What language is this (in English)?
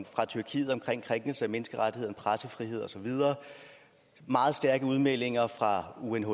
Danish